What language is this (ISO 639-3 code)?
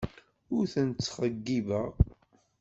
kab